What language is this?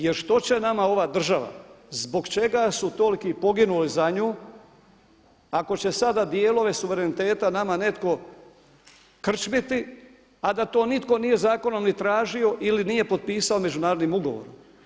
Croatian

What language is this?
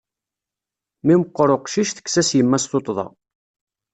Kabyle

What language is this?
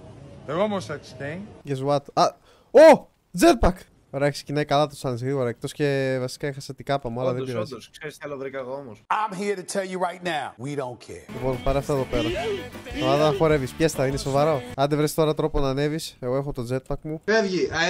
Greek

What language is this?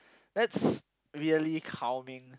English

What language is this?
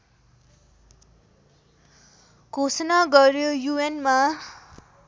Nepali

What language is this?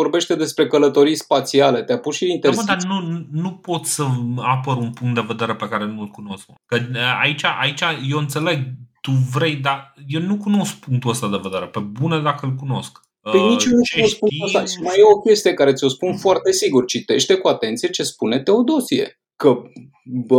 Romanian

